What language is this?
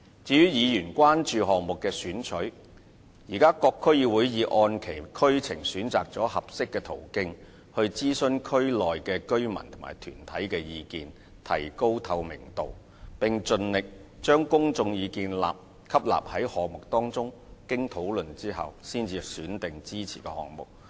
Cantonese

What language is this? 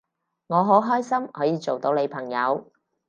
Cantonese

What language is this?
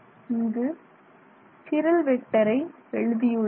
Tamil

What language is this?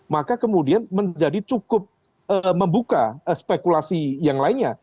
Indonesian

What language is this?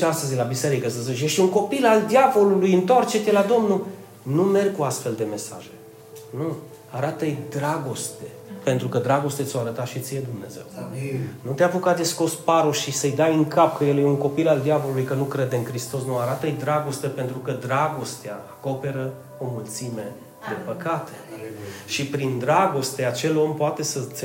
Romanian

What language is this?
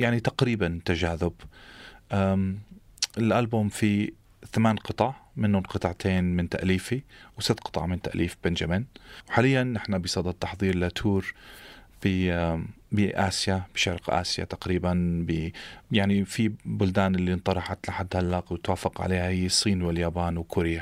Arabic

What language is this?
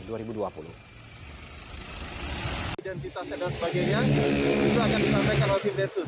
Indonesian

